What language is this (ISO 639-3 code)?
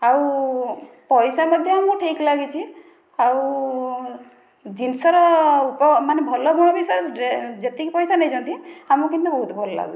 ori